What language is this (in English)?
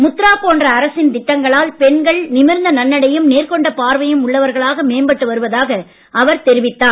Tamil